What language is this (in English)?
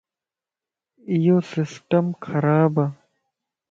Lasi